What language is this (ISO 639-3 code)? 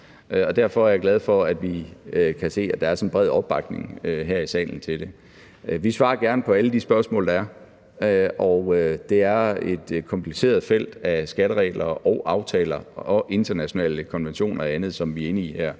dan